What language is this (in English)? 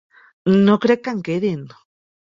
Catalan